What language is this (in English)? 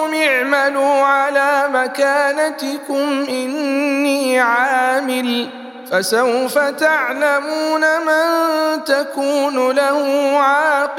Arabic